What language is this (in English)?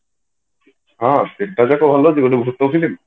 Odia